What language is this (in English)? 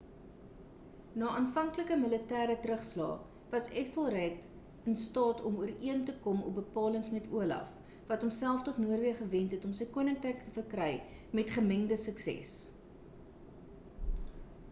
Afrikaans